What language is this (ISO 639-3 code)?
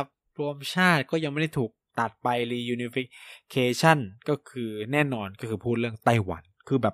tha